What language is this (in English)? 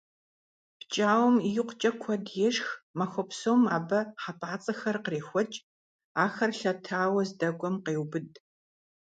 Kabardian